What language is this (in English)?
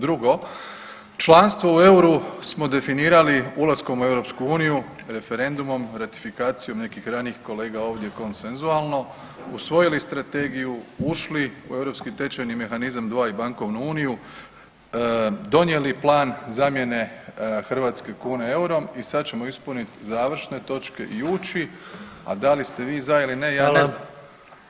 Croatian